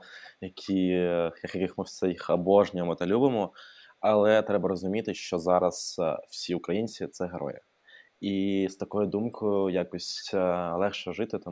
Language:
Ukrainian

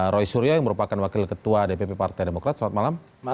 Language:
Indonesian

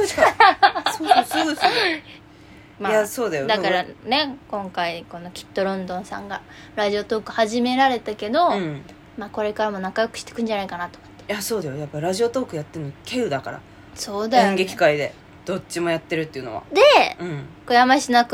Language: Japanese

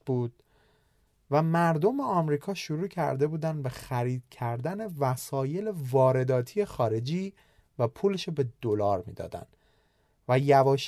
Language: Persian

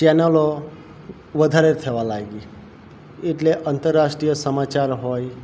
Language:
Gujarati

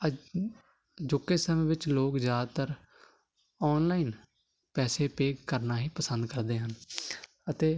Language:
Punjabi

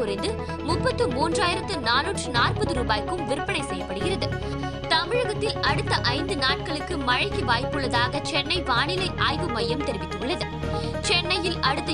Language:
Tamil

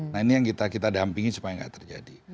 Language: Indonesian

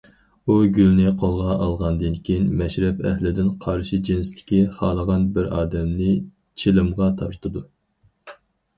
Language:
Uyghur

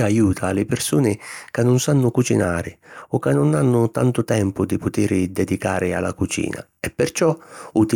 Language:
Sicilian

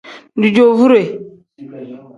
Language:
Tem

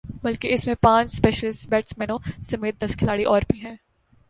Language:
Urdu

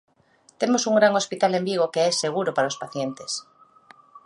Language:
Galician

